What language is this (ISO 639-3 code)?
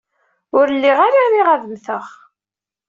kab